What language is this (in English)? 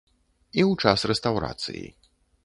Belarusian